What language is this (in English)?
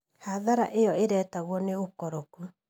Kikuyu